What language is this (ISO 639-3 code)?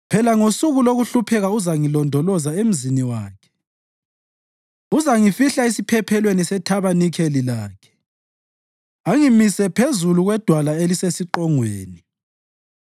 nde